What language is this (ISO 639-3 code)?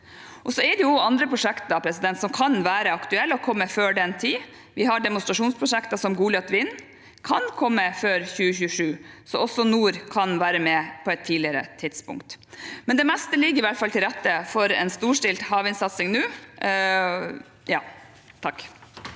nor